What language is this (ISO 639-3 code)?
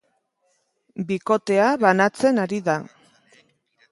eus